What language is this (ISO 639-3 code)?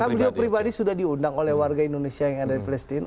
ind